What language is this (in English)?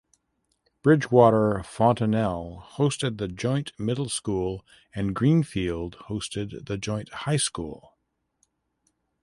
English